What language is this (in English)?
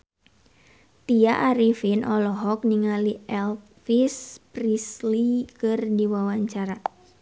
Sundanese